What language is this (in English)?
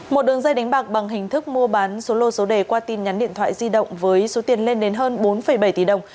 Vietnamese